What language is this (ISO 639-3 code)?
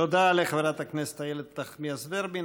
heb